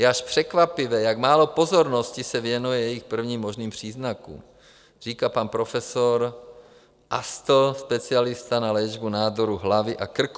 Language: Czech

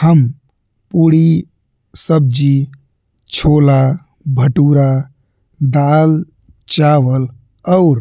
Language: Bhojpuri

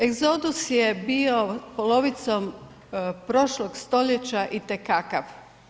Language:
Croatian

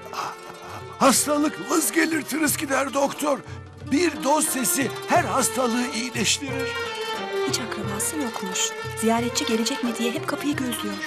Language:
Turkish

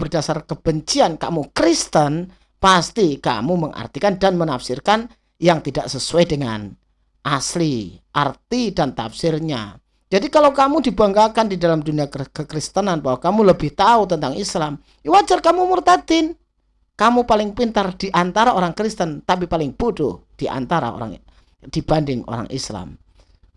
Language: Indonesian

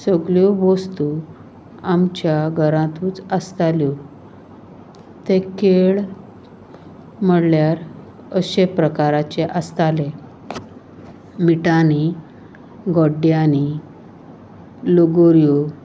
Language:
Konkani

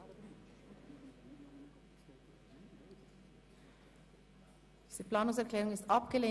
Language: Swiss German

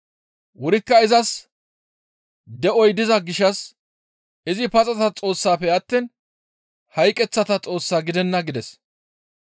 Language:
Gamo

